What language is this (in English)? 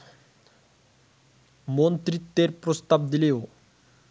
Bangla